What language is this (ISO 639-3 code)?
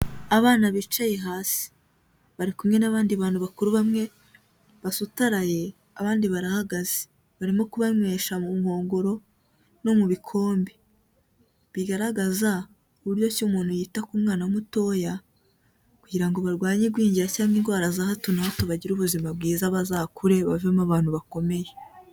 kin